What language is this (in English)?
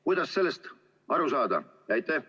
Estonian